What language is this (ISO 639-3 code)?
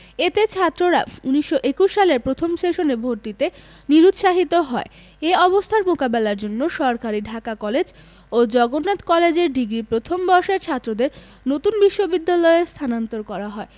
ben